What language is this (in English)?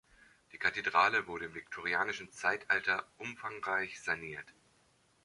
German